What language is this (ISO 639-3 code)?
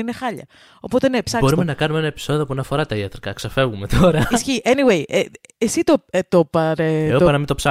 ell